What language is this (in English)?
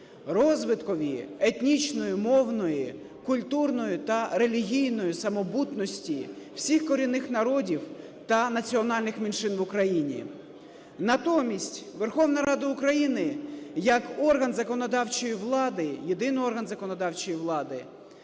Ukrainian